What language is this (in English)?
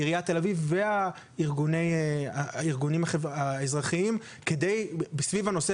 Hebrew